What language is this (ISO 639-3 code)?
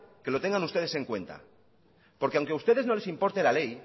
spa